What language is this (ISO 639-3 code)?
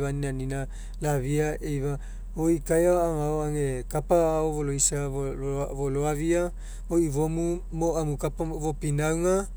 mek